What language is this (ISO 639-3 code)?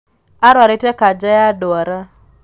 kik